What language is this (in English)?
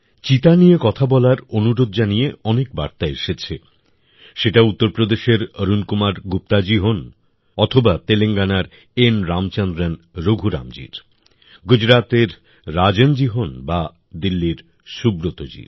Bangla